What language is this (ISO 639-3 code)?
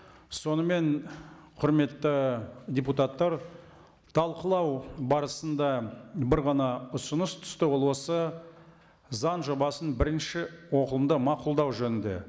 kaz